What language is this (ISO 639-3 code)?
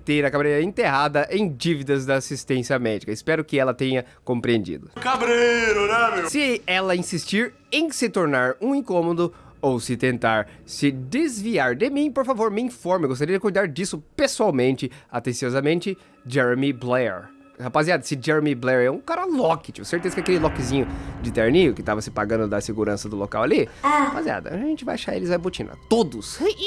por